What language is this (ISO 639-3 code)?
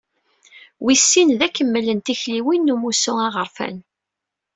kab